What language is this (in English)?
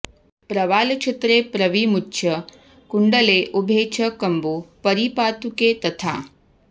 Sanskrit